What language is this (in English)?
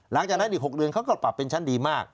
Thai